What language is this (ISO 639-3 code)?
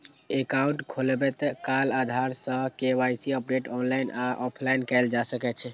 mai